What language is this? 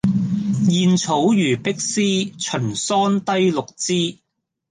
Cantonese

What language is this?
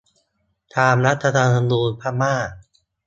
Thai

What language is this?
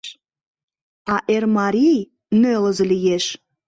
Mari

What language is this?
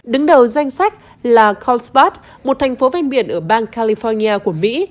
Vietnamese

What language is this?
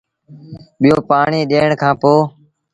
Sindhi Bhil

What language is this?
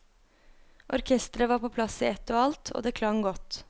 Norwegian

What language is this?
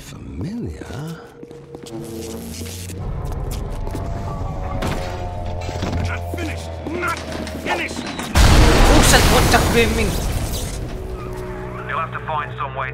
Indonesian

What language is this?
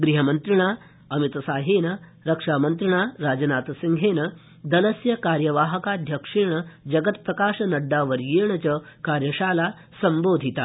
Sanskrit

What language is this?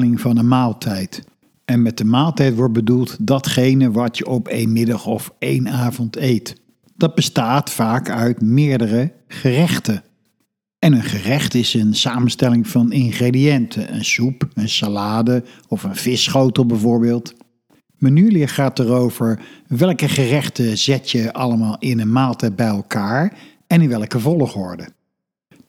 Dutch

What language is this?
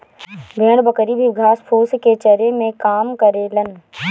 Bhojpuri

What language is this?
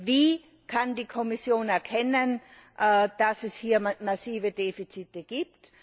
German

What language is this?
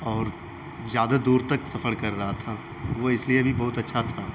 Urdu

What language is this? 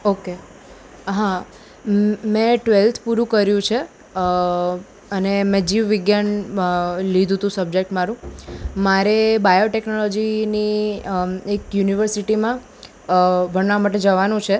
Gujarati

